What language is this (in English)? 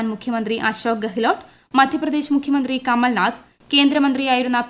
Malayalam